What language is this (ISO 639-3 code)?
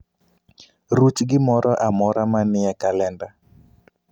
luo